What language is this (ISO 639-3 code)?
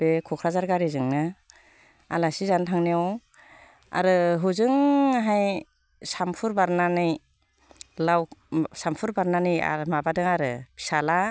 brx